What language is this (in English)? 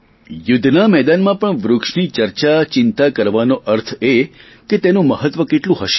Gujarati